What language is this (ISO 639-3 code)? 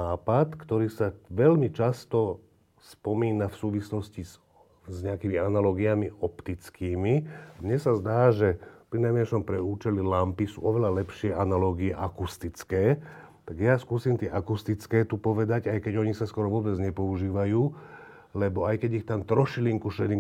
slk